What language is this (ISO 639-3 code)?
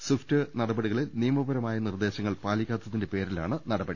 mal